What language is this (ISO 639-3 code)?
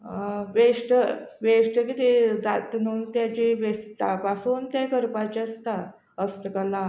kok